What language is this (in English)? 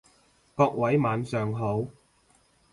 Cantonese